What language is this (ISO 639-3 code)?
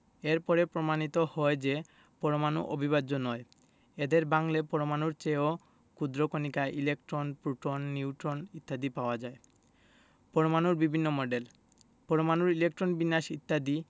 ben